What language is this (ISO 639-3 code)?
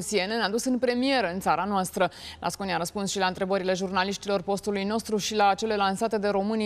ron